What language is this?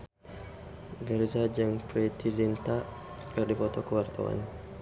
Sundanese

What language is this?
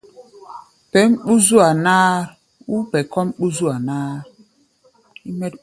Gbaya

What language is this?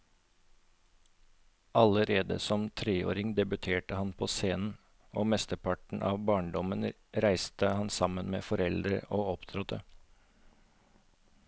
Norwegian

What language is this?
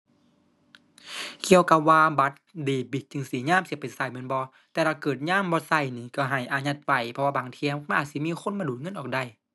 Thai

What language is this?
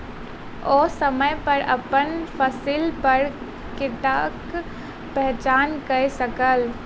Maithili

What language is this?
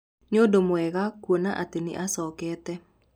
Kikuyu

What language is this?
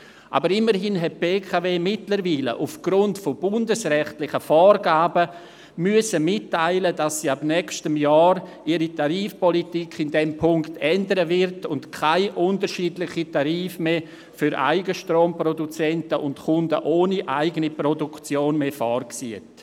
Swiss German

